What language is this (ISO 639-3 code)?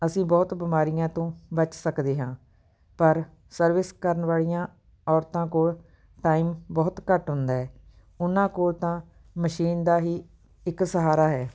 pan